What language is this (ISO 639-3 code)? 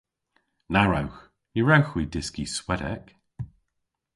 cor